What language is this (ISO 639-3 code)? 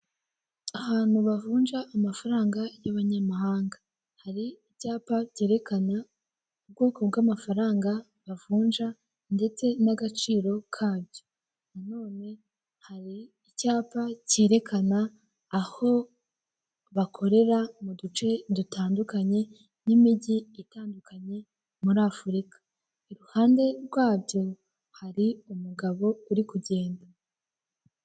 kin